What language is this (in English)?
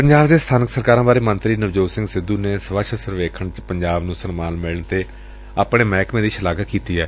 Punjabi